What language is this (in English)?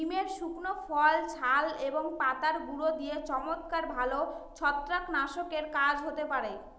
Bangla